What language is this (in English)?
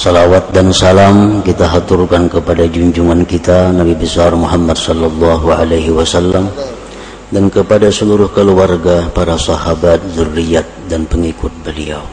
Indonesian